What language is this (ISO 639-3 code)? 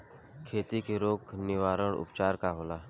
bho